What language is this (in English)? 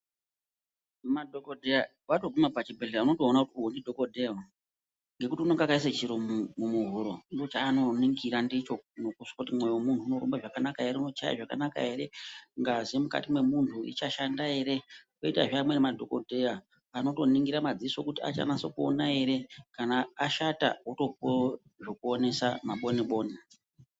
Ndau